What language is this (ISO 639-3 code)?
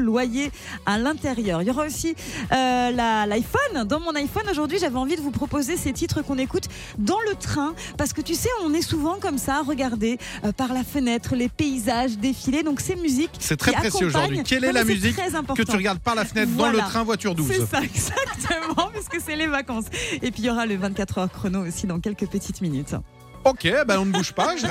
fra